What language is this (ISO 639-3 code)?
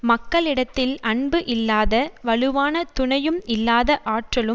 tam